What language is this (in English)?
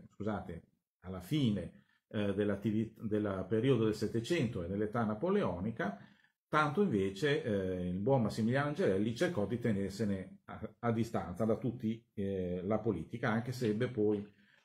Italian